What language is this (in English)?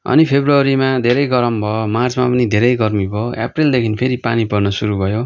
Nepali